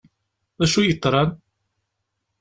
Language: Kabyle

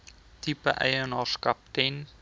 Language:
Afrikaans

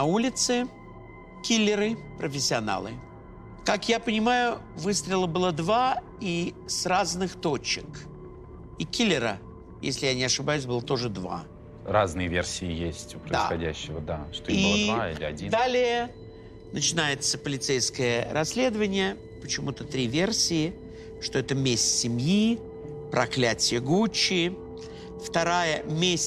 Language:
Russian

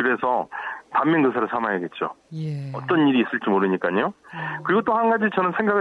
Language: Korean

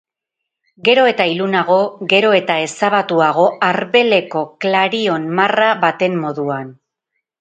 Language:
Basque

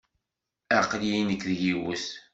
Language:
Kabyle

